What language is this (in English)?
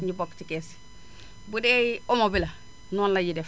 Wolof